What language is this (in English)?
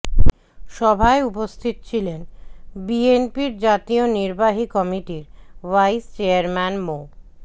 Bangla